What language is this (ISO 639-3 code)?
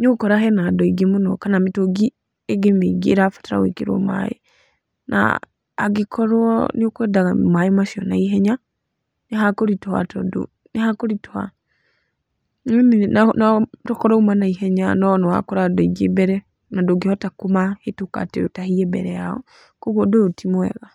kik